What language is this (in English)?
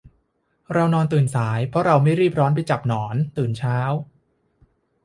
Thai